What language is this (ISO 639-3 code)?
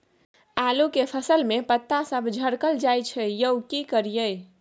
mai